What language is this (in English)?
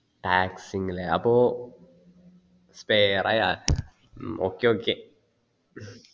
Malayalam